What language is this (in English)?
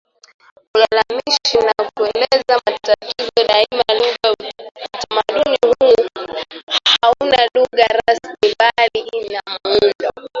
Swahili